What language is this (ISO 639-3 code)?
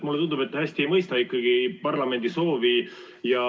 est